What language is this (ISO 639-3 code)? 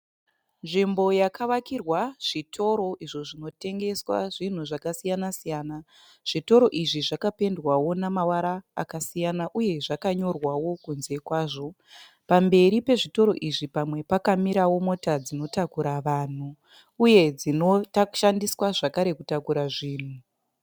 sna